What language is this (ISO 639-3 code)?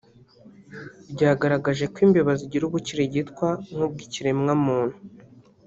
kin